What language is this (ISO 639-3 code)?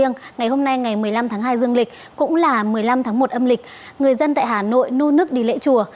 vie